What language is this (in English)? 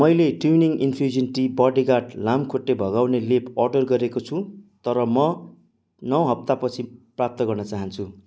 Nepali